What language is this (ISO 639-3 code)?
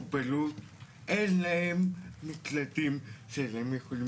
heb